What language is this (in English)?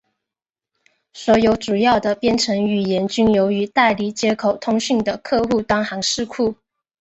Chinese